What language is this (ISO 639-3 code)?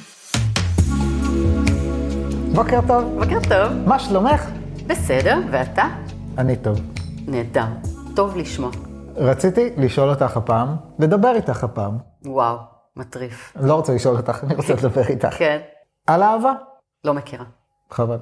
heb